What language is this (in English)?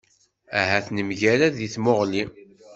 Kabyle